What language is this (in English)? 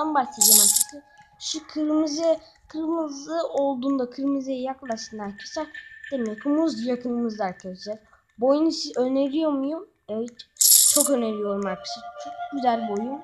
Turkish